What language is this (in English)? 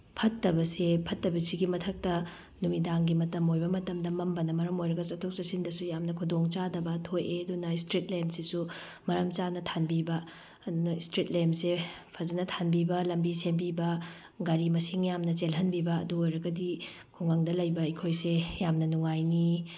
Manipuri